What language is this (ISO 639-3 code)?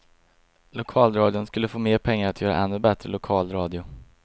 swe